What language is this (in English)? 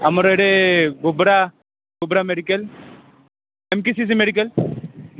Odia